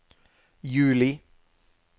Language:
Norwegian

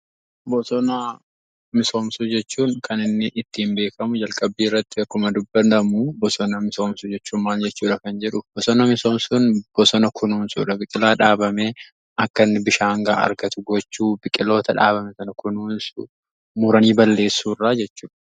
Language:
Oromo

